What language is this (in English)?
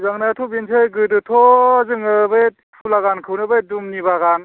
Bodo